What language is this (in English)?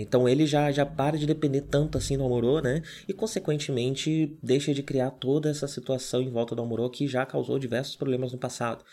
Portuguese